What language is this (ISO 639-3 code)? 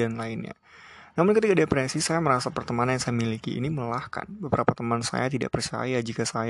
ind